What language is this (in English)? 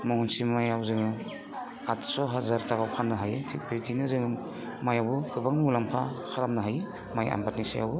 Bodo